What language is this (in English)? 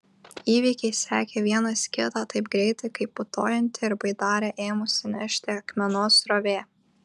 Lithuanian